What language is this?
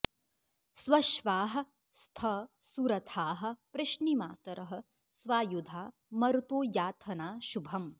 Sanskrit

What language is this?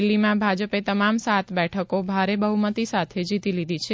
Gujarati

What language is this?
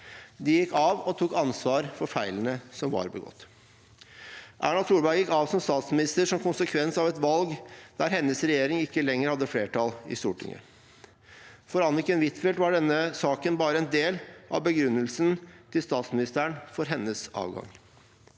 Norwegian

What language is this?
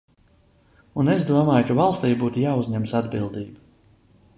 Latvian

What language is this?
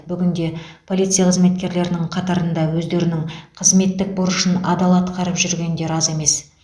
Kazakh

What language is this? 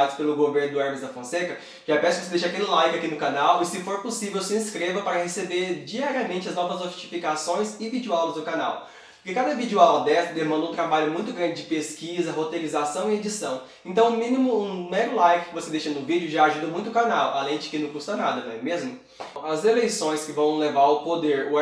Portuguese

